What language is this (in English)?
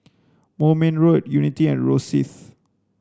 English